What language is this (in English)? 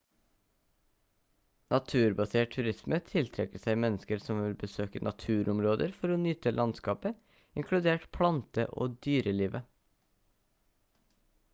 Norwegian Bokmål